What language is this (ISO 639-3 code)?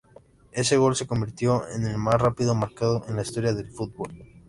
spa